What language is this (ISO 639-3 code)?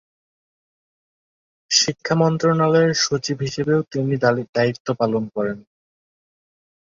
ben